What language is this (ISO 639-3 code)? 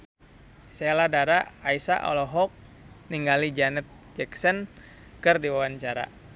sun